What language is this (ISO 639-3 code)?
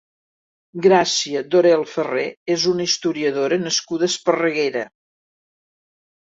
cat